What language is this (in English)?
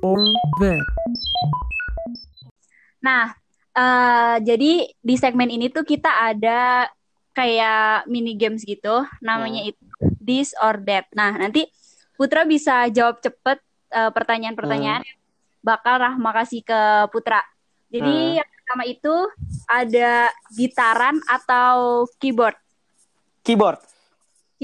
Indonesian